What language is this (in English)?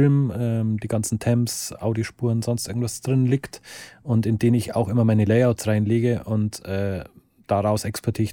German